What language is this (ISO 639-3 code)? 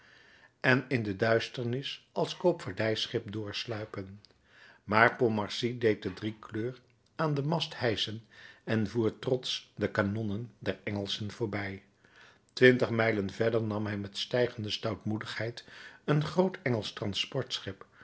nld